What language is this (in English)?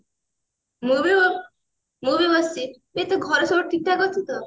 Odia